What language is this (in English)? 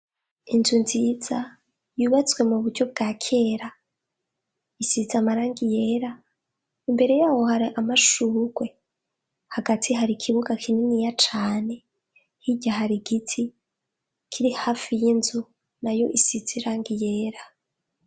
Rundi